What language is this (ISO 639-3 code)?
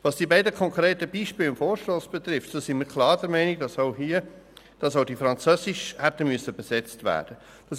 gsw